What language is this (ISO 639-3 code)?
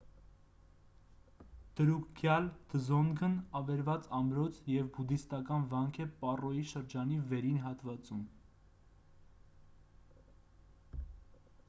hye